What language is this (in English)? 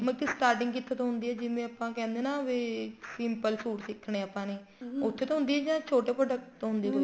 Punjabi